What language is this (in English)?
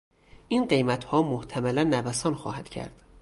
Persian